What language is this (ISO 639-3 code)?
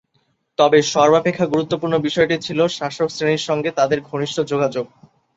ben